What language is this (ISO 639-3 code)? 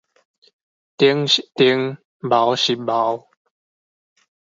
nan